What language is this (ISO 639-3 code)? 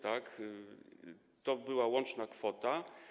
pol